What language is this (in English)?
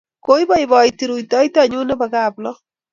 Kalenjin